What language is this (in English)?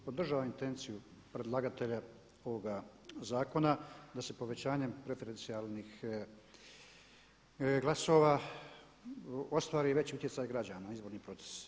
Croatian